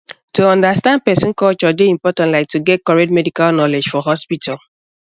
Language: Nigerian Pidgin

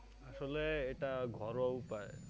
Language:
Bangla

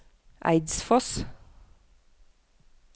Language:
Norwegian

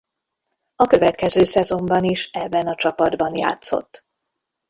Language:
Hungarian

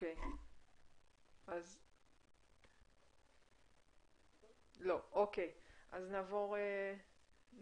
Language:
Hebrew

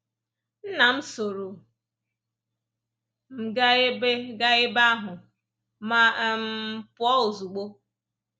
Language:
Igbo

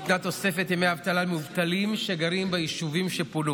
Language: Hebrew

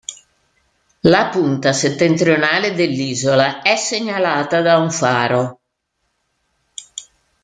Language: Italian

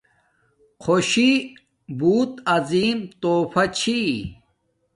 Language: Domaaki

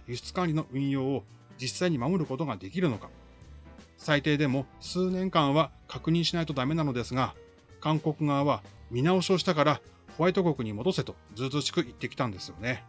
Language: Japanese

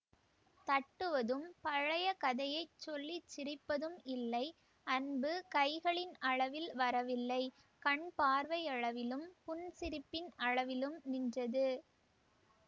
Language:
Tamil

